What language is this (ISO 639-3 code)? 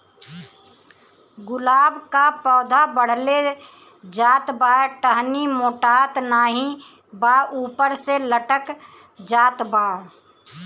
bho